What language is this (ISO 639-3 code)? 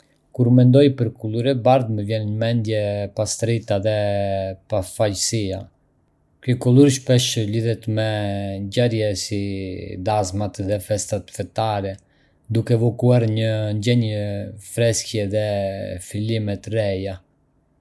aae